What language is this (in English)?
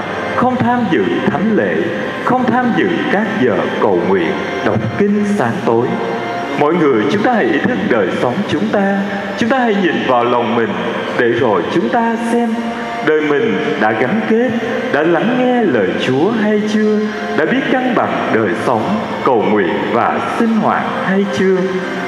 Vietnamese